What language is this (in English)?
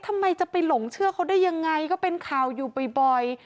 Thai